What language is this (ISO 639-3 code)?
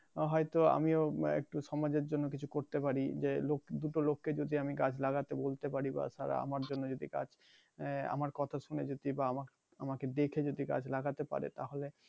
ben